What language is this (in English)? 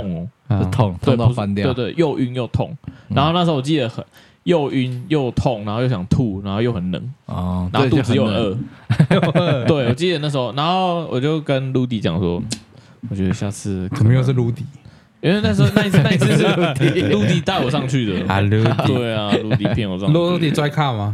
Chinese